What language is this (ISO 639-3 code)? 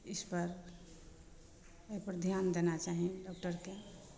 mai